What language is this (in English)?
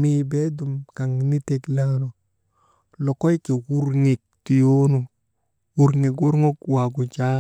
Maba